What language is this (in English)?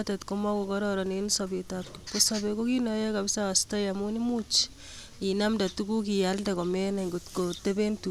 Kalenjin